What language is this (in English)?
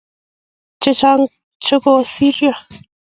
Kalenjin